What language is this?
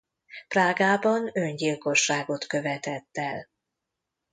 Hungarian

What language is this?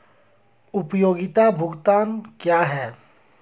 Hindi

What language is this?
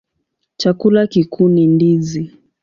Swahili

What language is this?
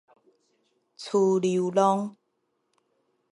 Min Nan Chinese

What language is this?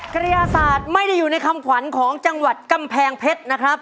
Thai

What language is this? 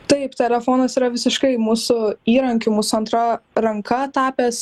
Lithuanian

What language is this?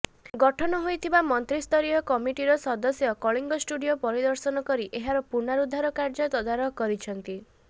Odia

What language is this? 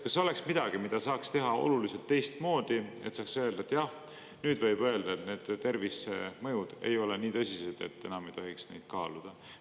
Estonian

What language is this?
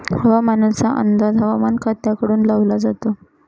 Marathi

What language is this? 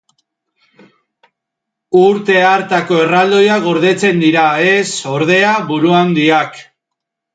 Basque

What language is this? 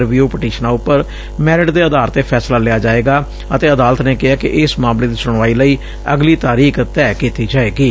Punjabi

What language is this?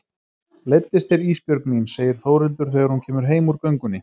Icelandic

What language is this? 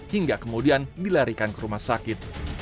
Indonesian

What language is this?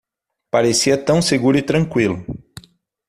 Portuguese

